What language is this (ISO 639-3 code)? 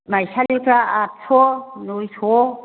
brx